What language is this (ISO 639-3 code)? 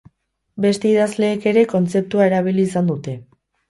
eus